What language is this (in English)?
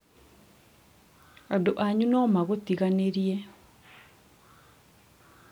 Kikuyu